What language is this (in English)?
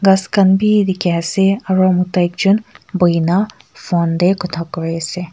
Naga Pidgin